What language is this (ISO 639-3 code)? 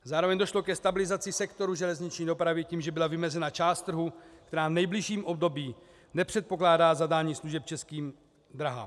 ces